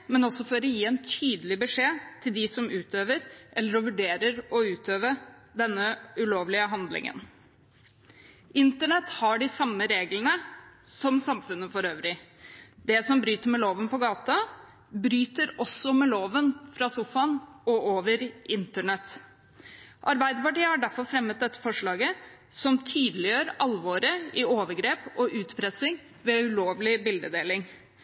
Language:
Norwegian Bokmål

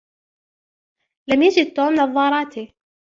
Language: Arabic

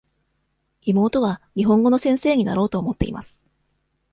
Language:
Japanese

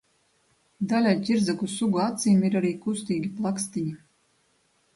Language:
Latvian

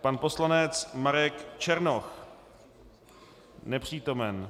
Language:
Czech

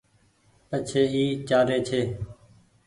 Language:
Goaria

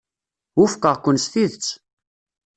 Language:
Kabyle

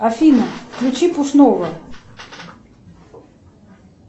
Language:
Russian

